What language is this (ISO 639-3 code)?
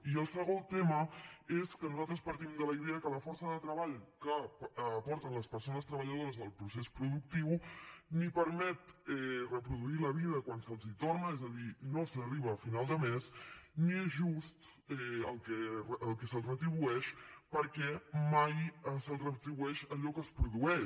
cat